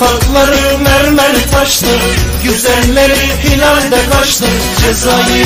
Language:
Turkish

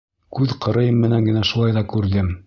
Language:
Bashkir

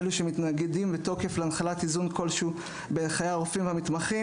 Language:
Hebrew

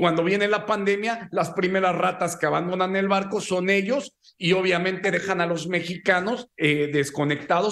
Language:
Spanish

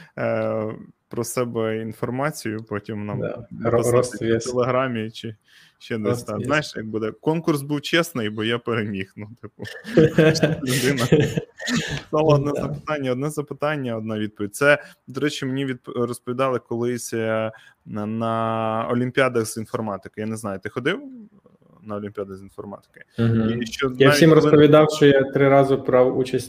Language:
Ukrainian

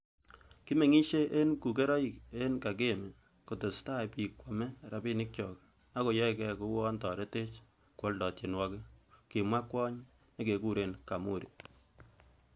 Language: Kalenjin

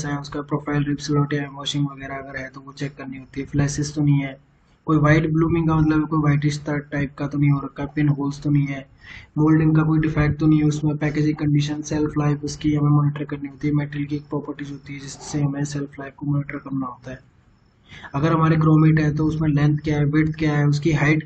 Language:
Hindi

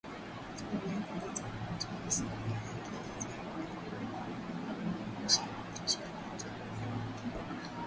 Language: Swahili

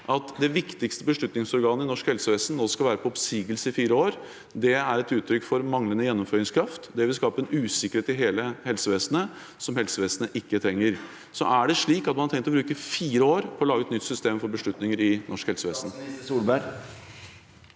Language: Norwegian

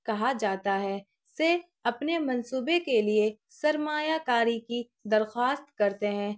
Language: Urdu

